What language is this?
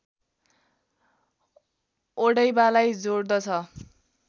Nepali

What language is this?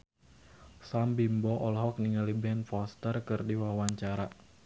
Sundanese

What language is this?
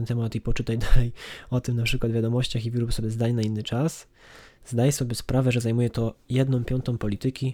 Polish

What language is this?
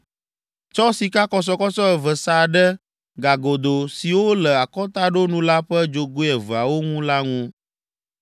Ewe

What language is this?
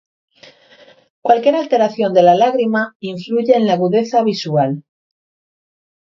Spanish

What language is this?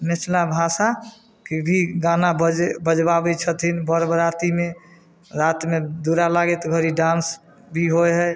Maithili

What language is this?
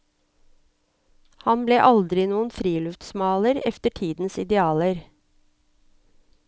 Norwegian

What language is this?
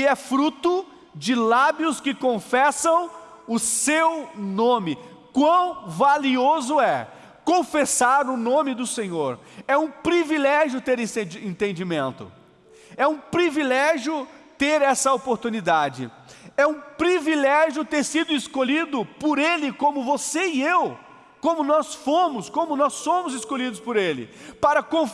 Portuguese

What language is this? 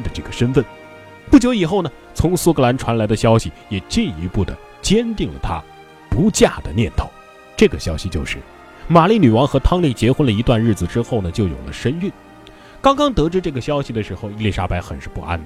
Chinese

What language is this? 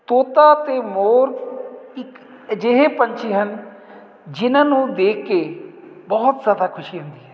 Punjabi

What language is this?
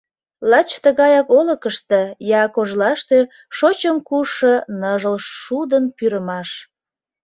Mari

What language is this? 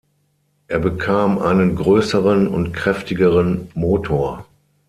German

